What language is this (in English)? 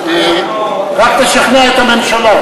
Hebrew